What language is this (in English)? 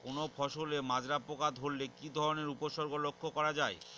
Bangla